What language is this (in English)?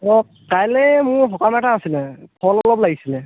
Assamese